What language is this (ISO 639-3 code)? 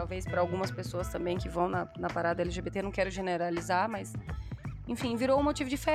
por